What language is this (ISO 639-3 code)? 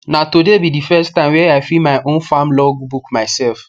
pcm